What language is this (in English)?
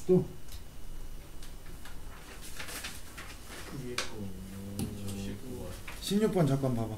Korean